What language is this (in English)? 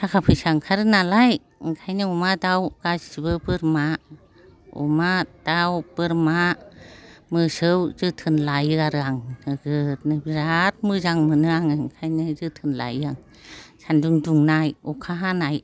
Bodo